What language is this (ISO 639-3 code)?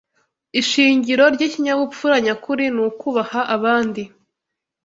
kin